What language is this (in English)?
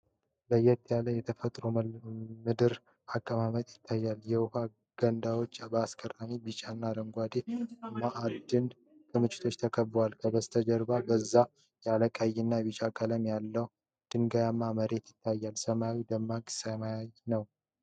Amharic